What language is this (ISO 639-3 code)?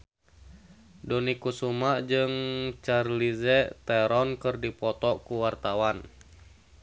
sun